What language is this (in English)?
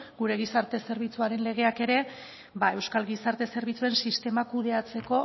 Basque